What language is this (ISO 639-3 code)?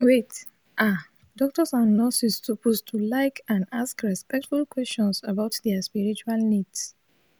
pcm